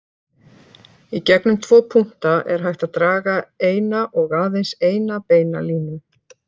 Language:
Icelandic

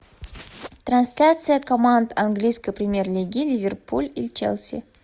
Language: Russian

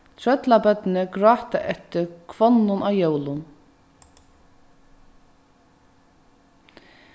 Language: Faroese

